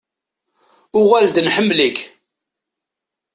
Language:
Kabyle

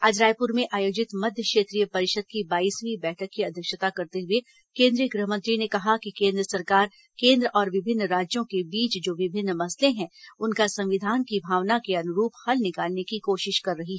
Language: Hindi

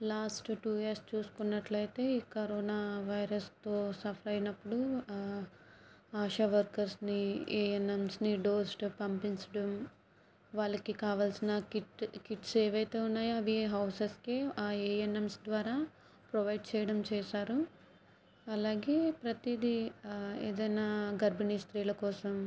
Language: Telugu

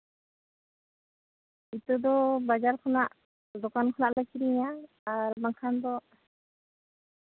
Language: Santali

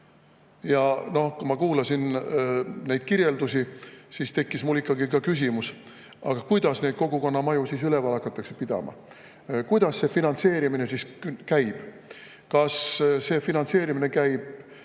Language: Estonian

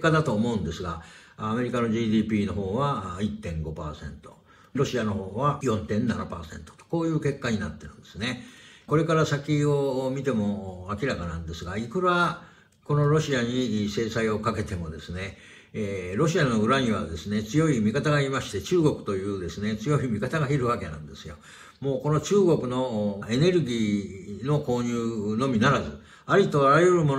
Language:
Japanese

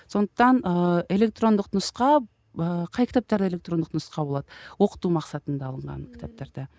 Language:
Kazakh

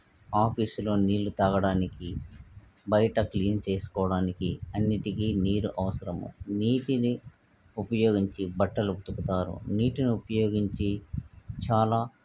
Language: Telugu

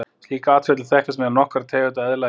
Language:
Icelandic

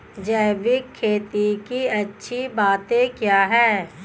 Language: Hindi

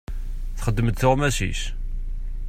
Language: Kabyle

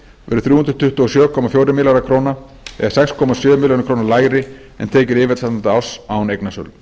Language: Icelandic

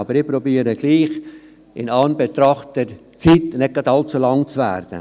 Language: Swiss German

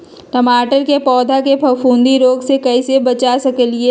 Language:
Magahi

